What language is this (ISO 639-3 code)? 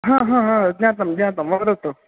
san